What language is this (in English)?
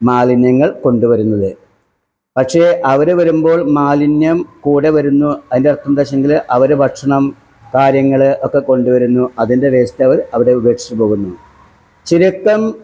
Malayalam